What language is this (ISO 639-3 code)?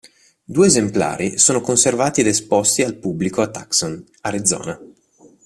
ita